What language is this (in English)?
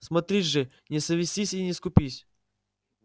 Russian